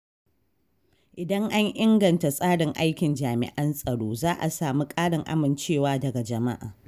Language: Hausa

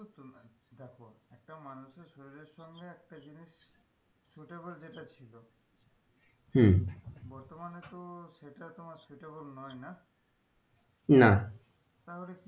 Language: Bangla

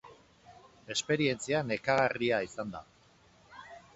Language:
Basque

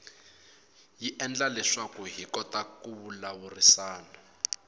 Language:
Tsonga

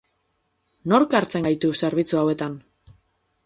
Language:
Basque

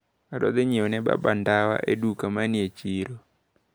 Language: Luo (Kenya and Tanzania)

